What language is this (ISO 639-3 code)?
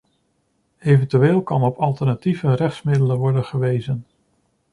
nld